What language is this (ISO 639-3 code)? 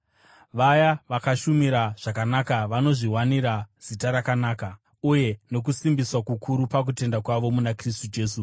sna